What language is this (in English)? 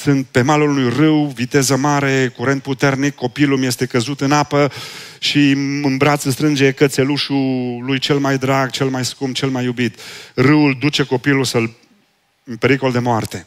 Romanian